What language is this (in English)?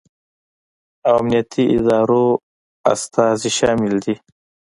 Pashto